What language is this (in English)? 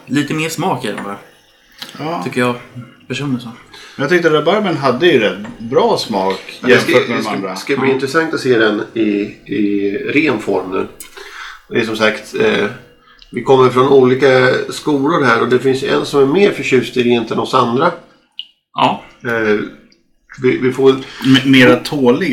Swedish